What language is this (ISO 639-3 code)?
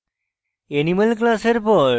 ben